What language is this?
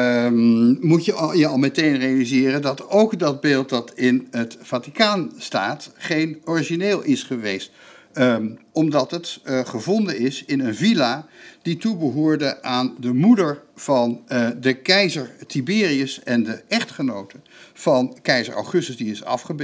Dutch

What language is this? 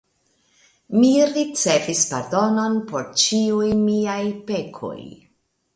Esperanto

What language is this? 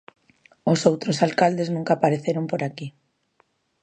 Galician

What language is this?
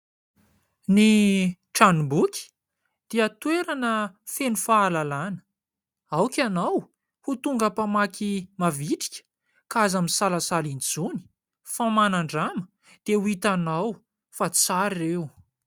Malagasy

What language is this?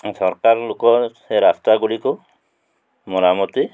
Odia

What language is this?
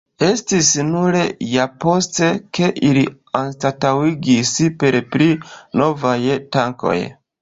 Esperanto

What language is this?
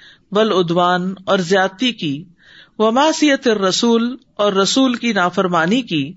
Urdu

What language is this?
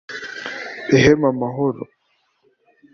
Kinyarwanda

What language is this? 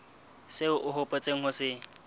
Southern Sotho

